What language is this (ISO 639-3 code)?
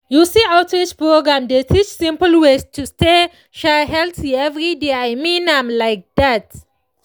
pcm